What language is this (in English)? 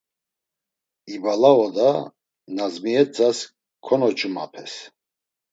Laz